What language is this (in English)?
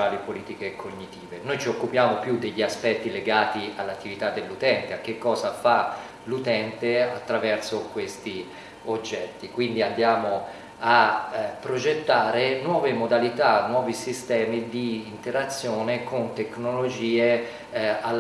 Italian